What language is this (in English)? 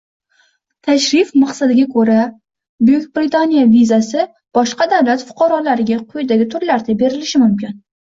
Uzbek